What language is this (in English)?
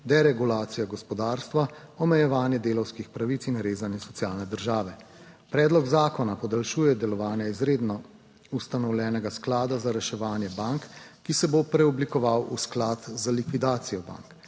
Slovenian